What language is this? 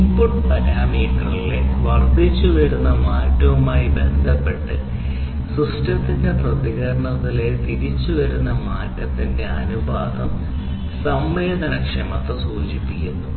Malayalam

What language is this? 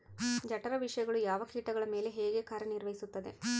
Kannada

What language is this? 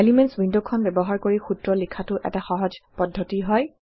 Assamese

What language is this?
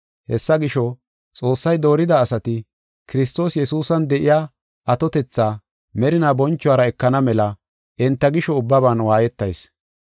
Gofa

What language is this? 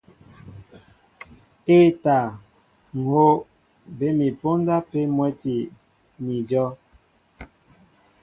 Mbo (Cameroon)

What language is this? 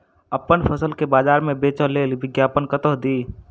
Maithili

